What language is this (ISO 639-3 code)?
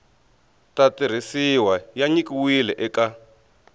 tso